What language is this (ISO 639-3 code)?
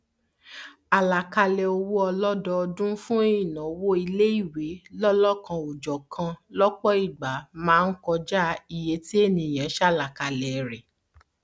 yor